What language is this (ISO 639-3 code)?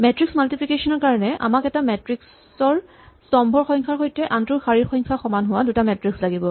asm